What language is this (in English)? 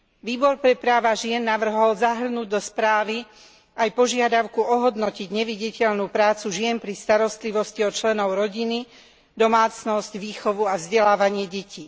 Slovak